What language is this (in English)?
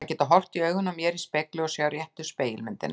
Icelandic